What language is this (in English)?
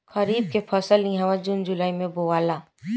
Bhojpuri